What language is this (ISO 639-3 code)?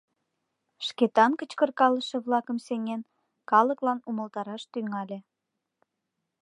chm